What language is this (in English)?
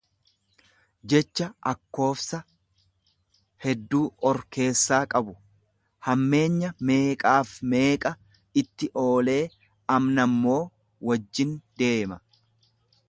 Oromo